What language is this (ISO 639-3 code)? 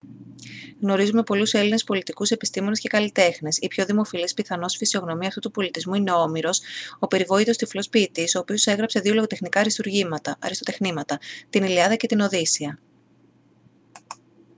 ell